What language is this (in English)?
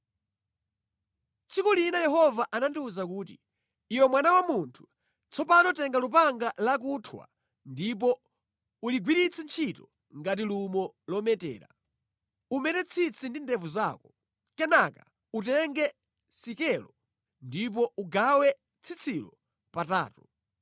Nyanja